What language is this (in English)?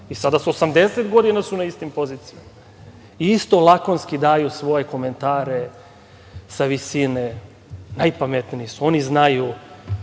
Serbian